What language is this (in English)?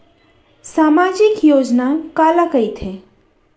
Chhattisgarhi